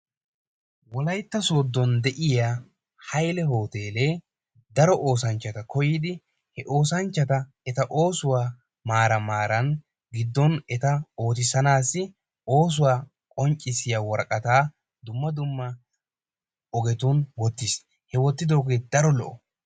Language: Wolaytta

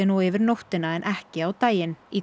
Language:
Icelandic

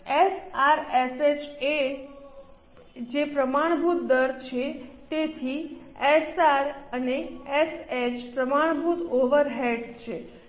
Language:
Gujarati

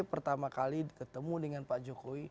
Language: Indonesian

